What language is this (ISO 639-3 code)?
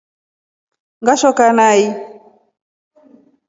rof